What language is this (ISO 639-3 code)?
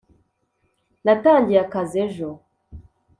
kin